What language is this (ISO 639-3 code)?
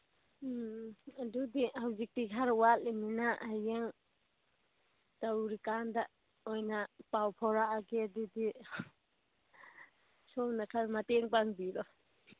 mni